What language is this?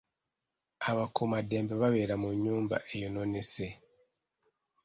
Ganda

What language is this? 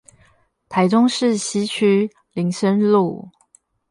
Chinese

